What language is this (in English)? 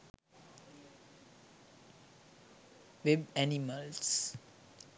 Sinhala